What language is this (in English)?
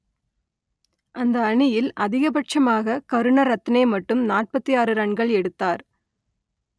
Tamil